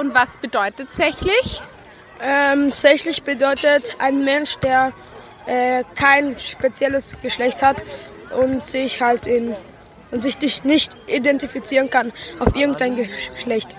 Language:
German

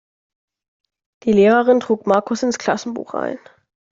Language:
German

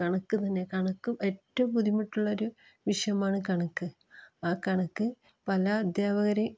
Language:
Malayalam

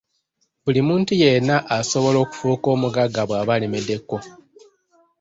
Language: Ganda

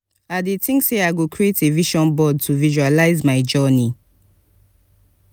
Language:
Nigerian Pidgin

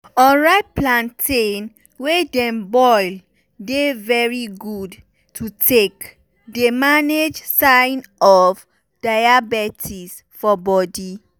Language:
Nigerian Pidgin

